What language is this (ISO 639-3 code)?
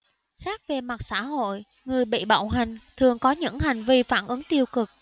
vie